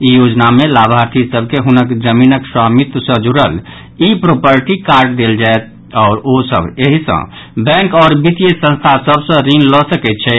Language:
Maithili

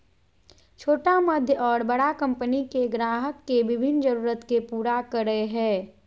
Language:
Magahi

